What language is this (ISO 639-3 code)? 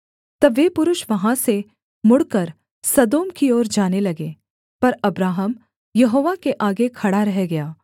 hin